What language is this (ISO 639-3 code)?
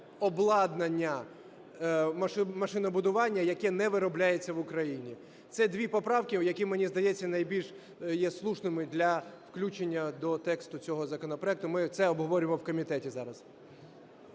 ukr